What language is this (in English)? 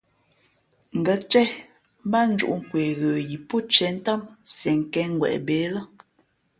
Fe'fe'